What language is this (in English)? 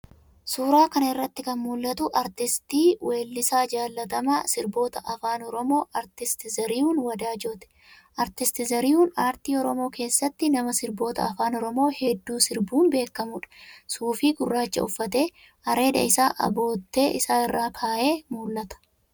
Oromo